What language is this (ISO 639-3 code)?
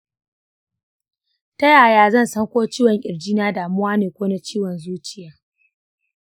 hau